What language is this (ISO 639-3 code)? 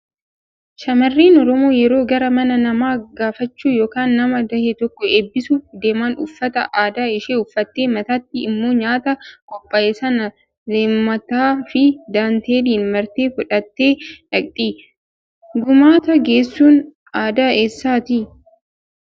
orm